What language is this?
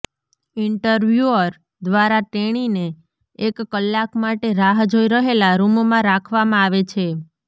Gujarati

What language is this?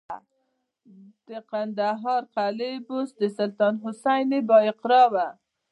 Pashto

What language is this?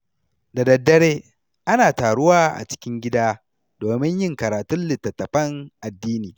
Hausa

